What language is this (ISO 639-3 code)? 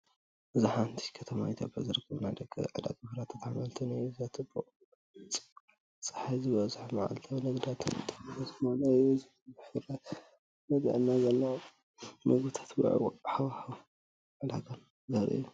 tir